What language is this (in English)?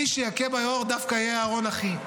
Hebrew